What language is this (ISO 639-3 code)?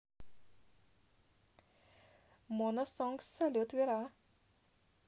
rus